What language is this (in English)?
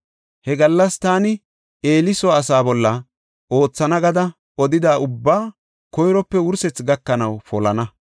Gofa